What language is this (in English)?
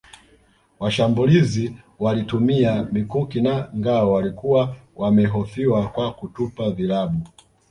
Swahili